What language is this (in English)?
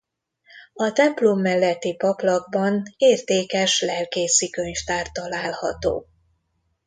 Hungarian